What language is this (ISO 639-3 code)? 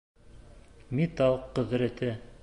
bak